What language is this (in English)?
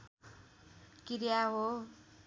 Nepali